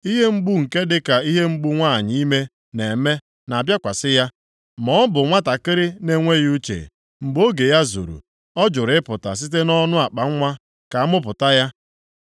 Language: Igbo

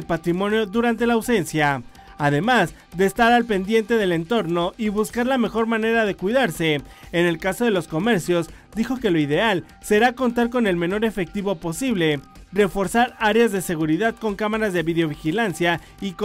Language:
Spanish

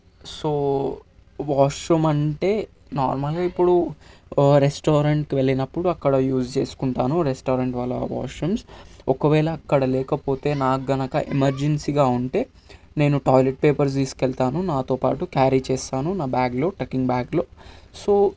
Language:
Telugu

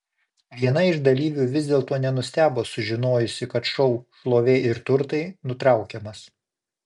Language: Lithuanian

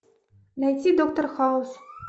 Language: Russian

